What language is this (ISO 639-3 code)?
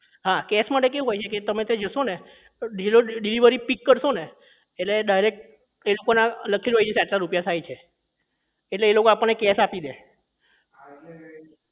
guj